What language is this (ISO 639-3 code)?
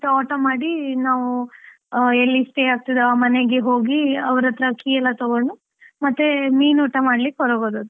kan